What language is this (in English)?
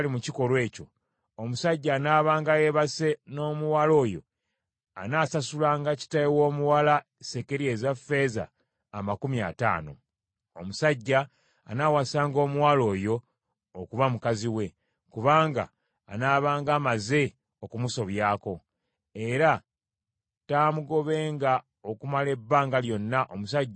Ganda